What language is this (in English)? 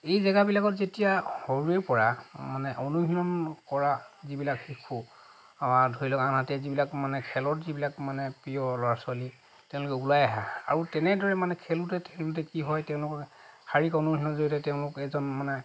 Assamese